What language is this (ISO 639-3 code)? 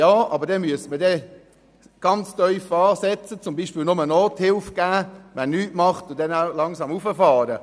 gsw